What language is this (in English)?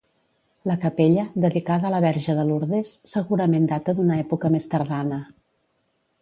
Catalan